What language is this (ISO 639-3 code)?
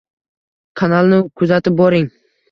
uzb